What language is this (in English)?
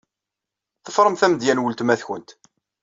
Kabyle